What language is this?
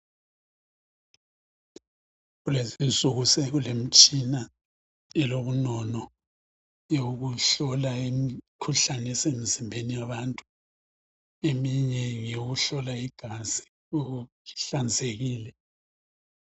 North Ndebele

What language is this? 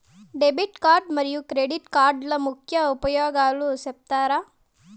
Telugu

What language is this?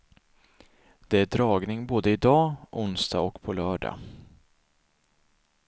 Swedish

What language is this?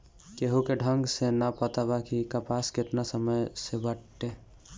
Bhojpuri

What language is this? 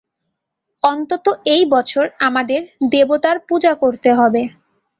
Bangla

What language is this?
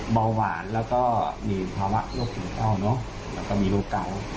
Thai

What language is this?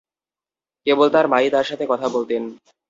Bangla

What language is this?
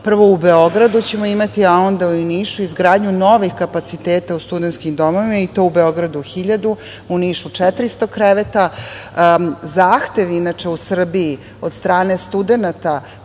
Serbian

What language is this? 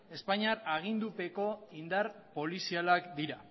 Basque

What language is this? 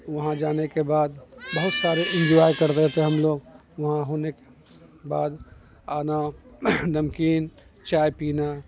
Urdu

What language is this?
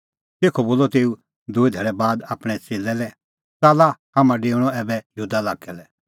Kullu Pahari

